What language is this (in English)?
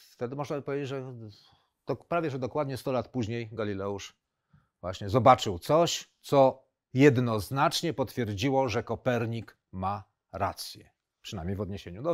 Polish